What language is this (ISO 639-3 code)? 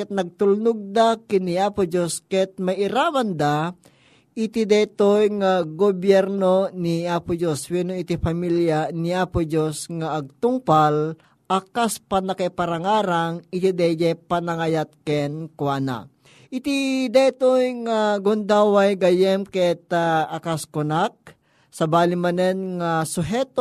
fil